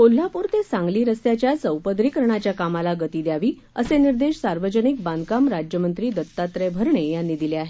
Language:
Marathi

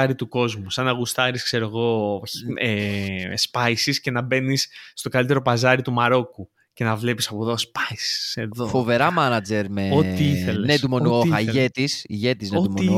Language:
Greek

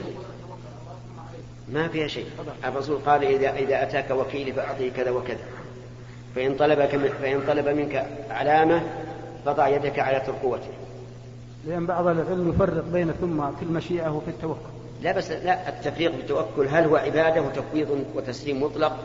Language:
Arabic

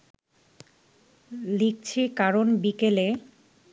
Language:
Bangla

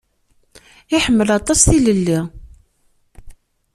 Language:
Kabyle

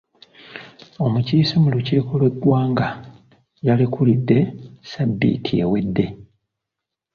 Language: Ganda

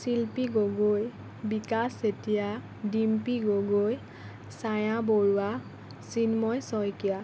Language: Assamese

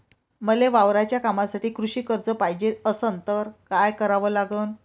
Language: Marathi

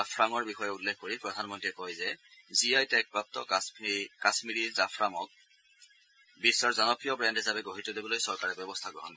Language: Assamese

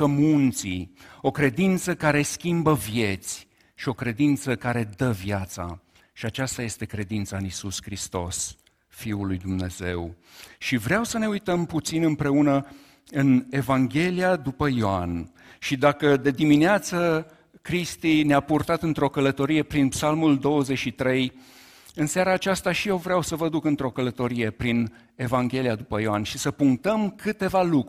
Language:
Romanian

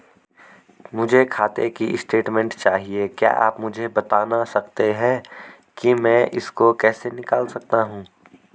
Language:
Hindi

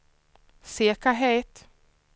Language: Swedish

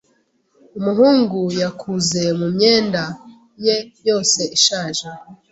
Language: Kinyarwanda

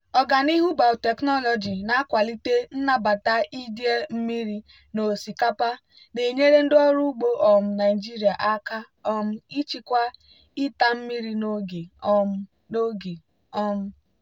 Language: Igbo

